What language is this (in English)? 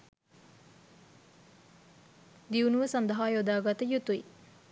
Sinhala